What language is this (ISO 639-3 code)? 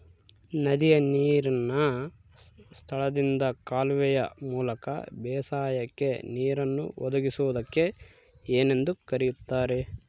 kan